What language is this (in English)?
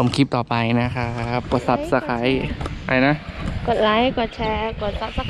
Thai